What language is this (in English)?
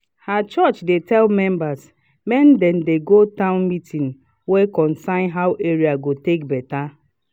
Nigerian Pidgin